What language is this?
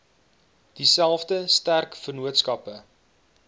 Afrikaans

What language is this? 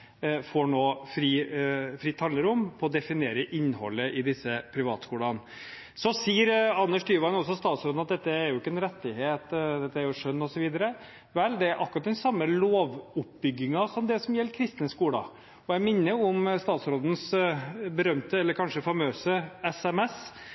Norwegian Bokmål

